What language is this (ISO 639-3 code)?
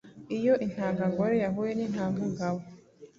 kin